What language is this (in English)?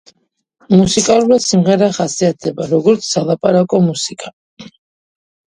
Georgian